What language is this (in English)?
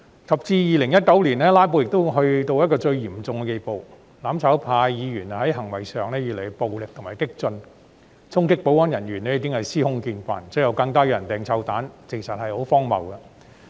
Cantonese